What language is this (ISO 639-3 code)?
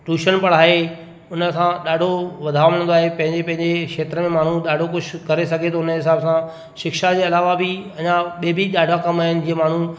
snd